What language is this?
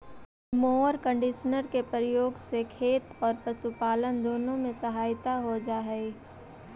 Magahi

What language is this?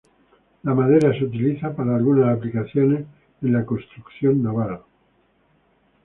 Spanish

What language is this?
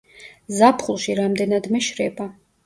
Georgian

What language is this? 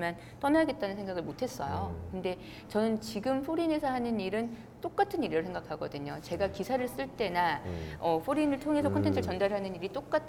Korean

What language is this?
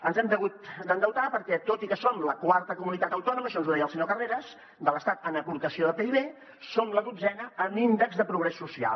Catalan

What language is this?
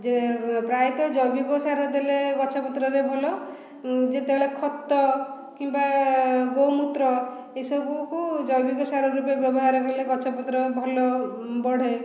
Odia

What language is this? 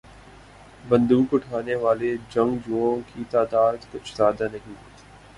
Urdu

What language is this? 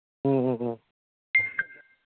Manipuri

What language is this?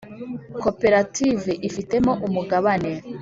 Kinyarwanda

